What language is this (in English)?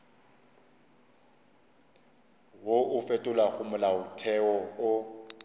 Northern Sotho